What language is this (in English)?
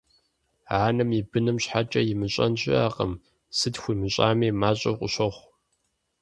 Kabardian